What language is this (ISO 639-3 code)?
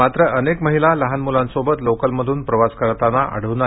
mar